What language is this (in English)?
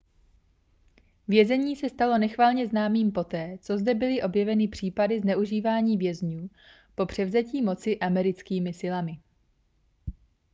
Czech